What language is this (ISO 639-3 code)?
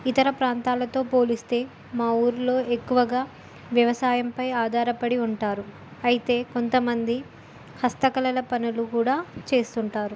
tel